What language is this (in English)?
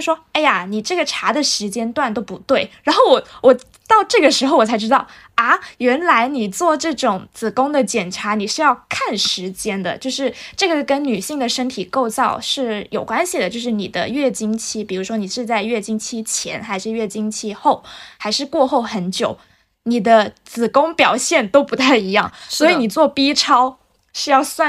Chinese